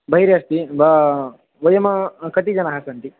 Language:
Sanskrit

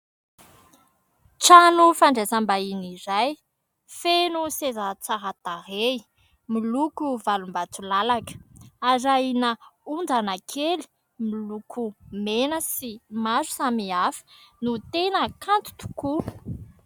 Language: Malagasy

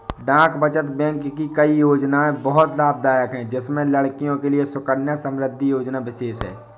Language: Hindi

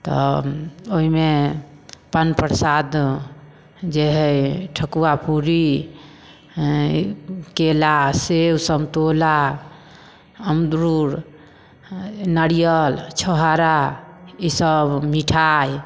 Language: Maithili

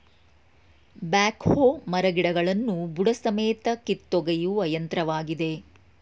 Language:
Kannada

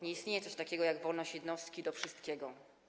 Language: Polish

